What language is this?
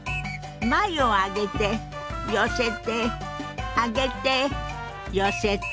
Japanese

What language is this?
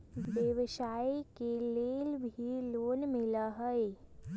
Magahi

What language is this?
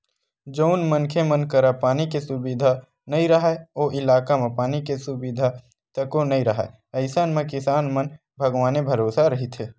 Chhattisgarhi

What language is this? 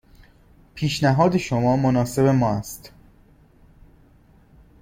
Persian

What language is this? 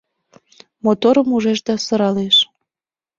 Mari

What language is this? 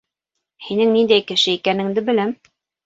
Bashkir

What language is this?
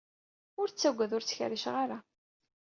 Kabyle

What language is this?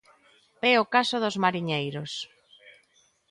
Galician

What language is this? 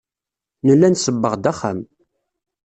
Kabyle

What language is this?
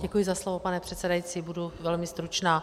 Czech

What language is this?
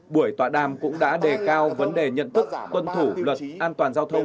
Vietnamese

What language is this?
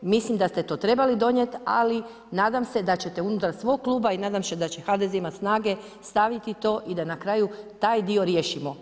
Croatian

